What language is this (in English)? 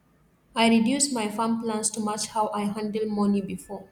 Nigerian Pidgin